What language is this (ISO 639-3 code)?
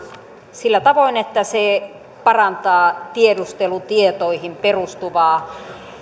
fin